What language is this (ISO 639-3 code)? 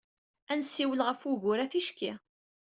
kab